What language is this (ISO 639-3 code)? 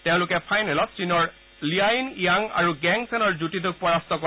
asm